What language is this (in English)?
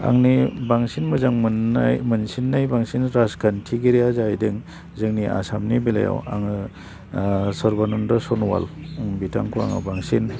Bodo